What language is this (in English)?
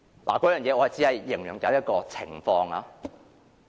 Cantonese